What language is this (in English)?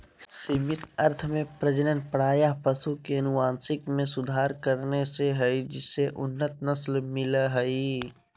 Magahi